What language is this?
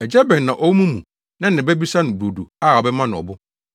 Akan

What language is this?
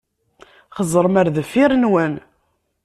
Kabyle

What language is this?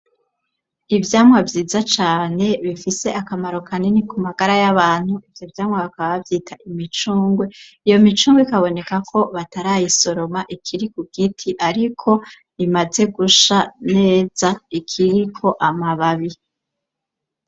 Rundi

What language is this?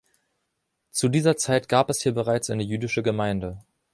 German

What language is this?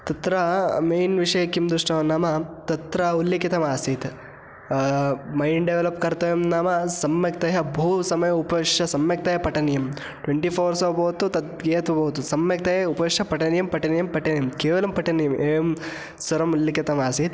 Sanskrit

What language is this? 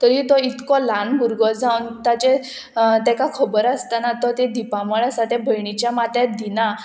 Konkani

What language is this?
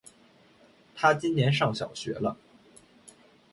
Chinese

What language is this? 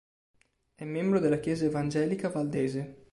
Italian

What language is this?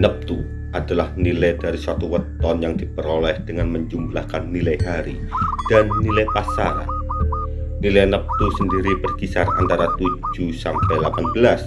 Indonesian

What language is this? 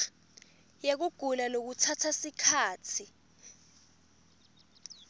Swati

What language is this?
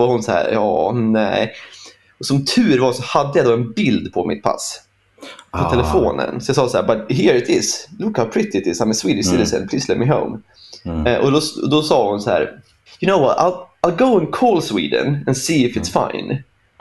Swedish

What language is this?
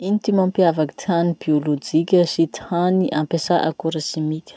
Masikoro Malagasy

